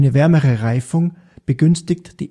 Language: German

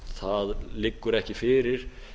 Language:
Icelandic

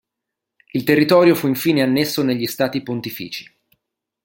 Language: Italian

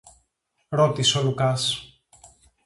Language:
Greek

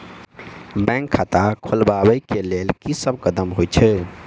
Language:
Maithili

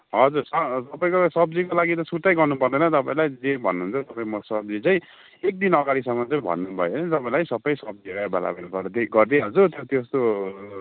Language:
Nepali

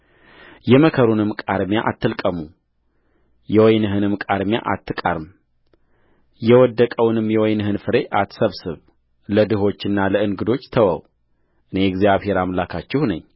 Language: Amharic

